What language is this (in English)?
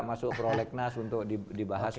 Indonesian